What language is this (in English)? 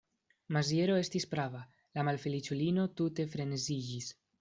Esperanto